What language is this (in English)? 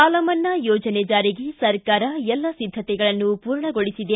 Kannada